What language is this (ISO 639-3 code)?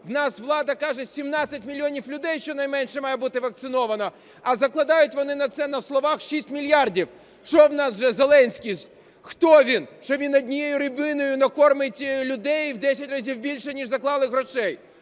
ukr